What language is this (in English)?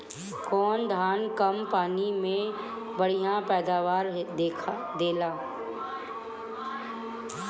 Bhojpuri